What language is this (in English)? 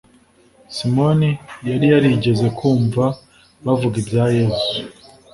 Kinyarwanda